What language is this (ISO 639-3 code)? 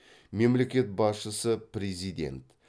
kaz